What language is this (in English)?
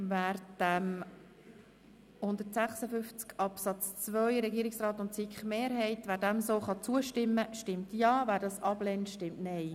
Swiss German